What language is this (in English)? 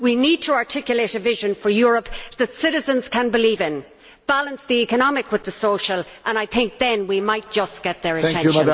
English